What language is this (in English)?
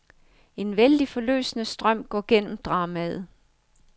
Danish